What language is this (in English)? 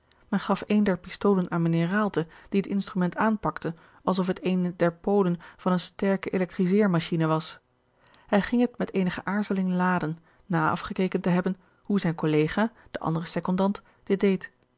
Dutch